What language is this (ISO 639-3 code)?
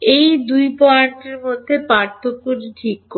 ben